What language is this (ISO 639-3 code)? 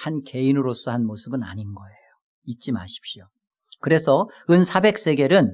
kor